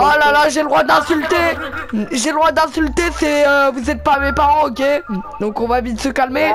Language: French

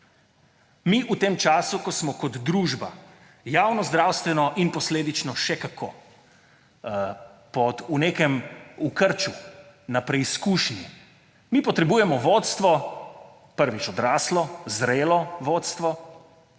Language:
Slovenian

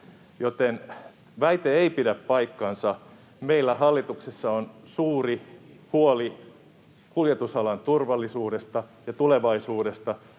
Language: Finnish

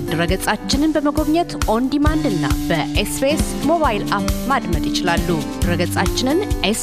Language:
Amharic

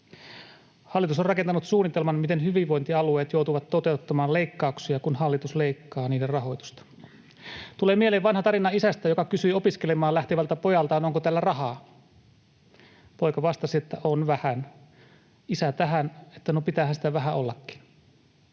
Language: Finnish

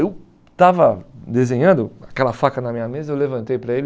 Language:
Portuguese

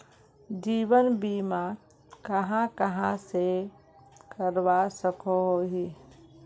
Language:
Magahi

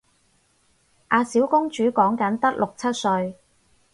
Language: Cantonese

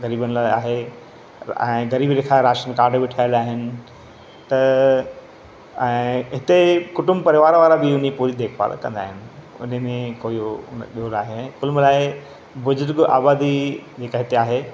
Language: Sindhi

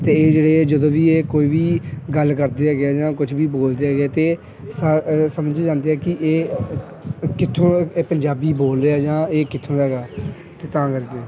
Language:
Punjabi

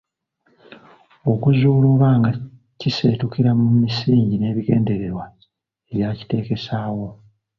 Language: Ganda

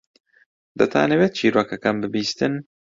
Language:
Central Kurdish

